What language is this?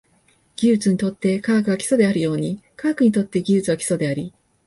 Japanese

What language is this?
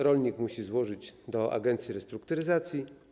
Polish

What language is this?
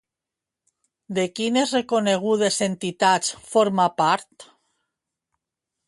Catalan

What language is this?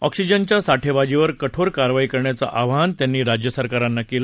Marathi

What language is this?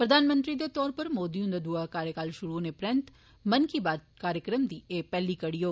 Dogri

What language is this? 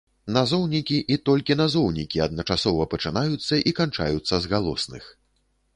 Belarusian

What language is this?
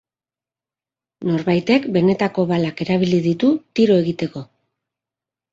Basque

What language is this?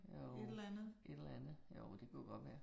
Danish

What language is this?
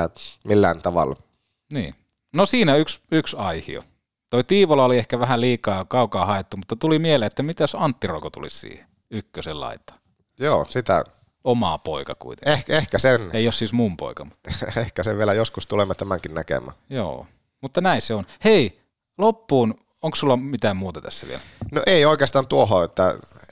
Finnish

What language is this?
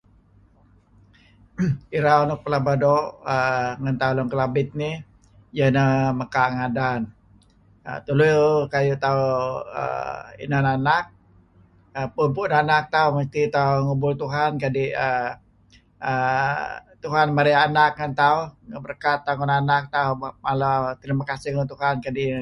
Kelabit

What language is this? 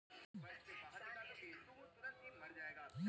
Bangla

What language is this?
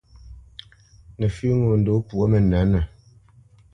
Bamenyam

